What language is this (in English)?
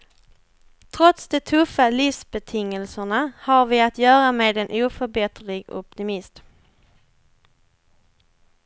Swedish